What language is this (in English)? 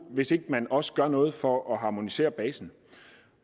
Danish